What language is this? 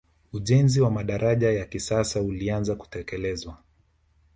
Swahili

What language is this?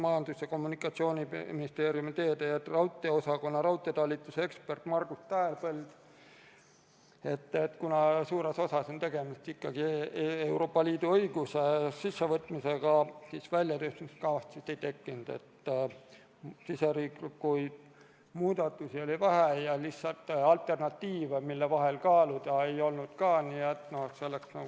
Estonian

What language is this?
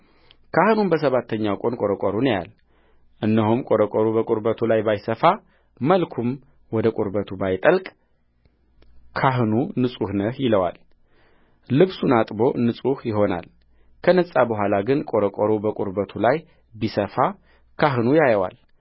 Amharic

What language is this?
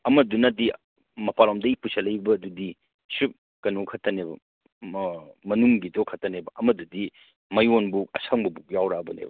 Manipuri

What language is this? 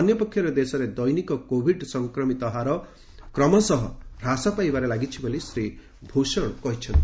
Odia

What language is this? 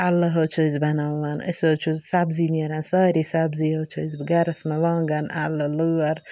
Kashmiri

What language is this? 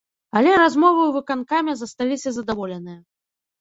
Belarusian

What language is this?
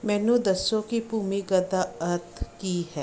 Punjabi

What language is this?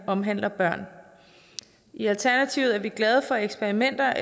Danish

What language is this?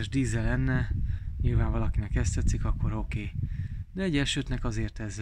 Hungarian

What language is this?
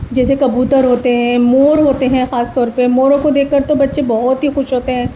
Urdu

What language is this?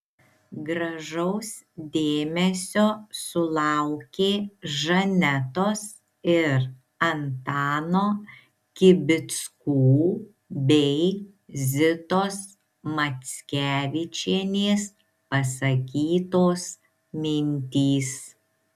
Lithuanian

